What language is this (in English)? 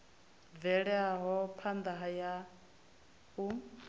Venda